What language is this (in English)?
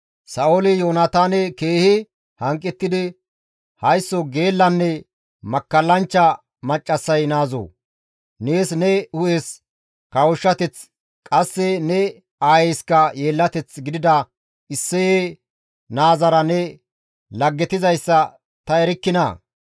Gamo